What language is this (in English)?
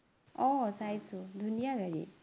Assamese